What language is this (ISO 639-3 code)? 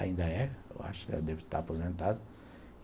por